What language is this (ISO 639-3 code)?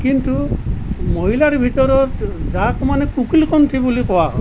asm